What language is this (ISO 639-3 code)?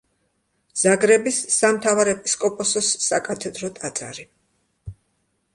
kat